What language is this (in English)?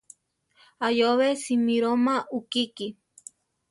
Central Tarahumara